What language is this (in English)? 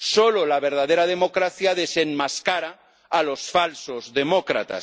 Spanish